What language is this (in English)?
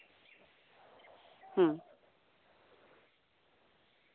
Santali